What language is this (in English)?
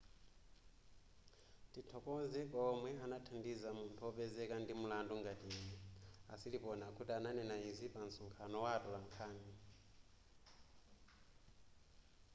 Nyanja